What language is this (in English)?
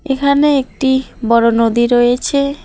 Bangla